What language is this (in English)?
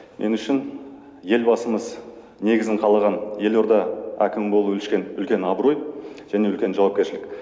Kazakh